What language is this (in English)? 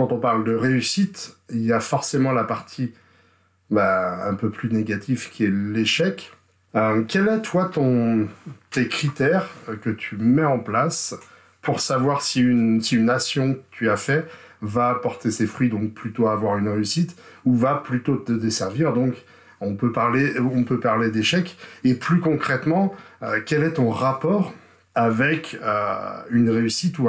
French